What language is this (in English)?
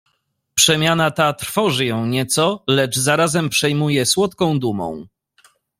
Polish